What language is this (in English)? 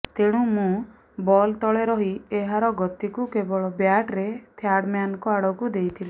Odia